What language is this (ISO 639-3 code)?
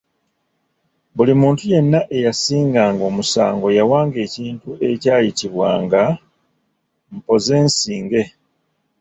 lug